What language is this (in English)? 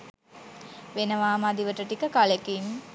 Sinhala